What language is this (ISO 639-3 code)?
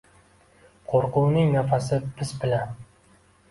uzb